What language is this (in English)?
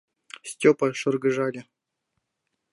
Mari